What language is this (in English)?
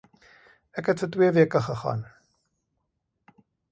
Afrikaans